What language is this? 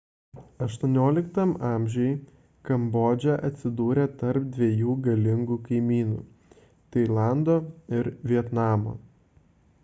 Lithuanian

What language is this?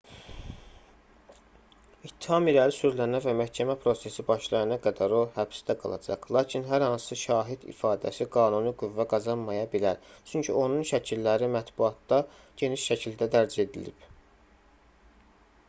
Azerbaijani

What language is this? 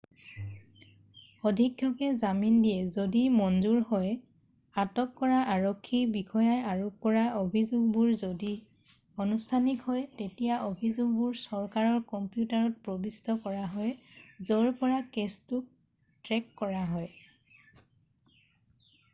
Assamese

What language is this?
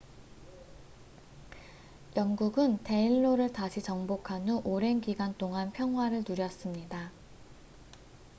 Korean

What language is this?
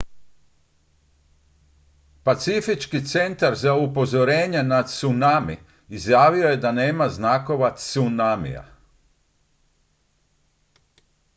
Croatian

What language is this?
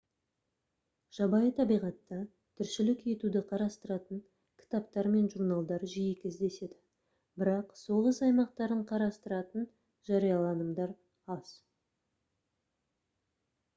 Kazakh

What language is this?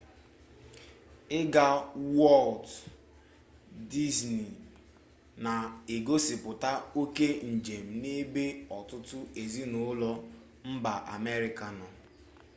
Igbo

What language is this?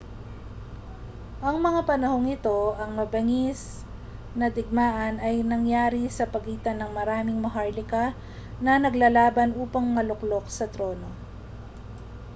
Filipino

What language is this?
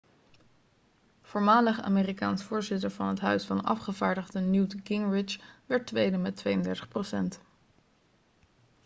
Dutch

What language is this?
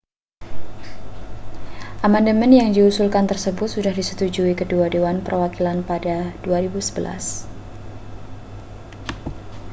Indonesian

